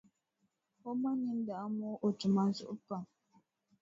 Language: Dagbani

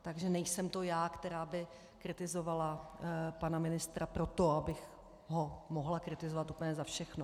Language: Czech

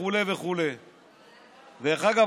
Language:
Hebrew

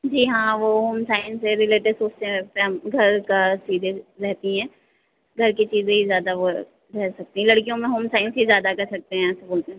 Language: Hindi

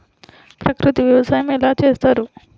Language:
Telugu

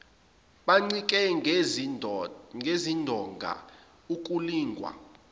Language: Zulu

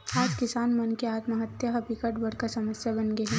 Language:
Chhattisgarhi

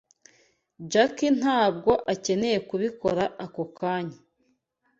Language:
Kinyarwanda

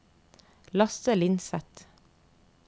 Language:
Norwegian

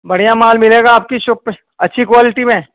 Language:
Urdu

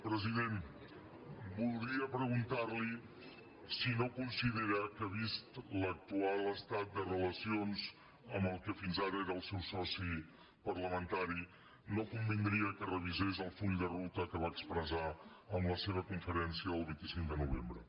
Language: Catalan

